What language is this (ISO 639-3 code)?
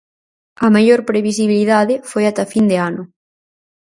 glg